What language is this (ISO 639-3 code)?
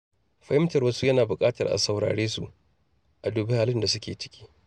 hau